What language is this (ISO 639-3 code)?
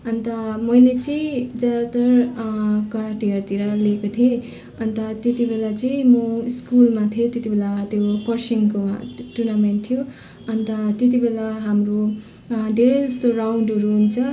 nep